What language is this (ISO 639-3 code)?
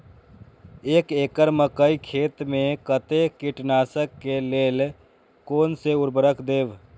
mai